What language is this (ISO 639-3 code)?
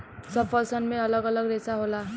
bho